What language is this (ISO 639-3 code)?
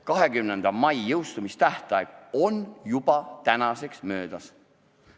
est